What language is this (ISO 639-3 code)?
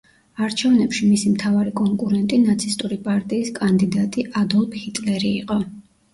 kat